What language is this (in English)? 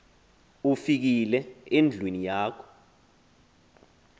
Xhosa